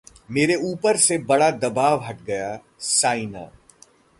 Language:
Hindi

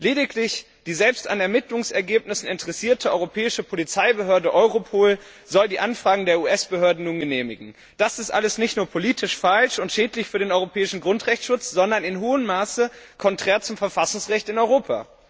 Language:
German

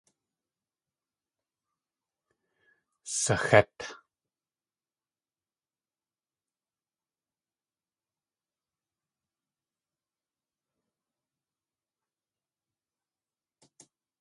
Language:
Tlingit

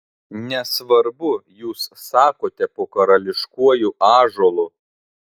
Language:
Lithuanian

